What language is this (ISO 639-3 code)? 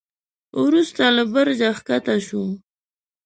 pus